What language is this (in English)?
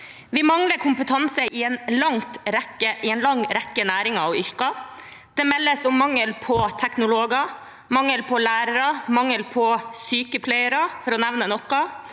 Norwegian